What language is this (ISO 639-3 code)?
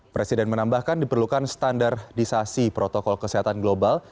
ind